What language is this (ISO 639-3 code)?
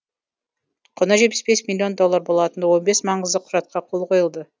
kaz